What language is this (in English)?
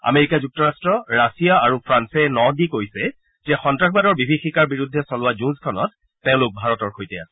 Assamese